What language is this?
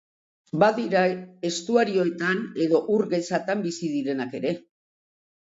Basque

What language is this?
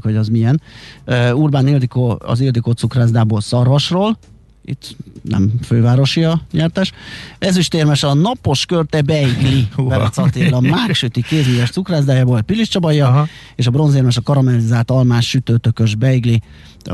Hungarian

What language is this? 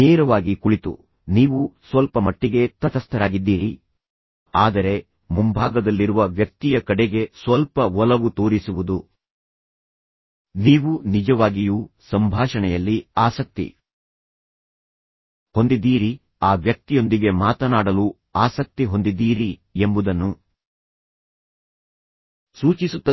Kannada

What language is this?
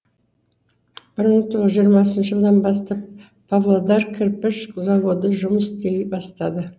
Kazakh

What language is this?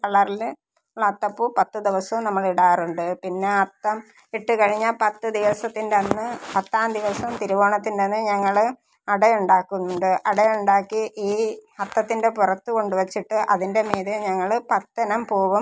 Malayalam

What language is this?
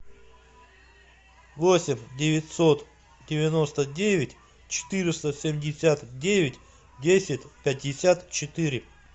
Russian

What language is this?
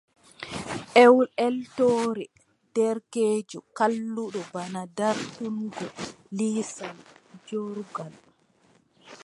Adamawa Fulfulde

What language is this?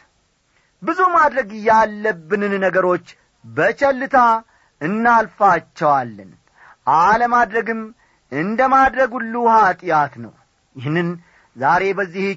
Amharic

